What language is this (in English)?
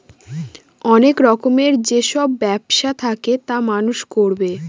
Bangla